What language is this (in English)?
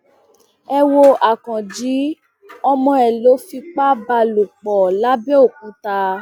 Yoruba